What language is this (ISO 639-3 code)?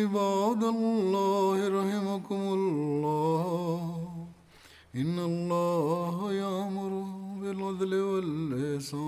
bul